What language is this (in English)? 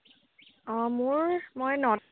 Assamese